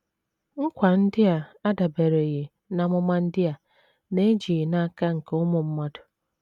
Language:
Igbo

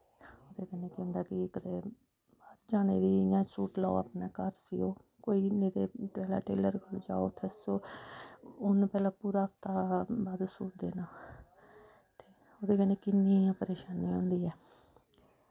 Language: Dogri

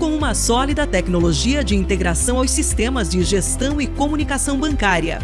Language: Portuguese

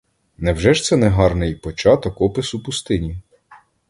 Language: Ukrainian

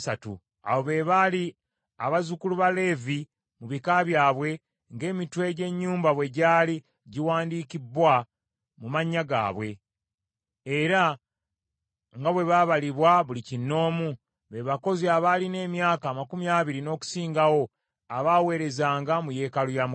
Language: Ganda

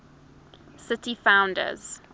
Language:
English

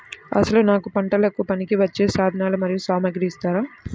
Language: Telugu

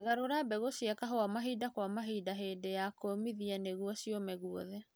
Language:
Kikuyu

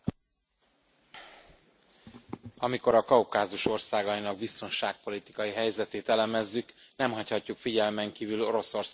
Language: Hungarian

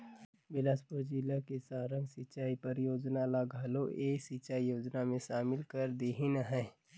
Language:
Chhattisgarhi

